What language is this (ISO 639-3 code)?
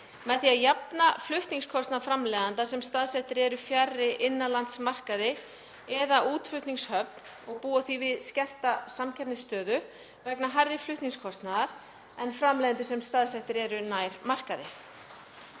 isl